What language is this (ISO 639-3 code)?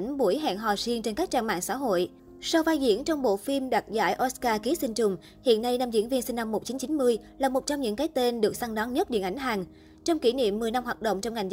vie